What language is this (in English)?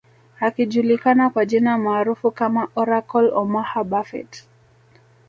Swahili